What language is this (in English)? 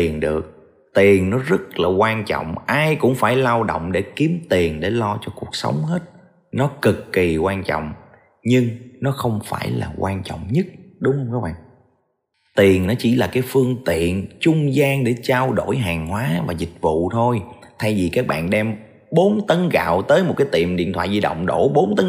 Vietnamese